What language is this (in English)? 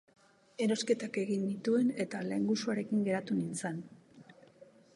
Basque